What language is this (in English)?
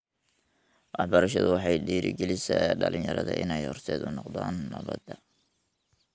Somali